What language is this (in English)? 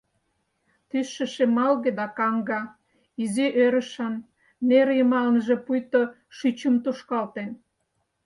Mari